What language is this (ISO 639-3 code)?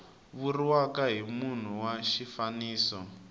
tso